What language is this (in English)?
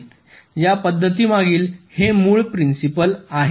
Marathi